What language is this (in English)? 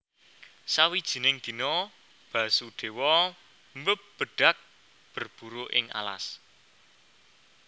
Javanese